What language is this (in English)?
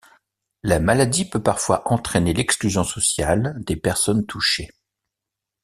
French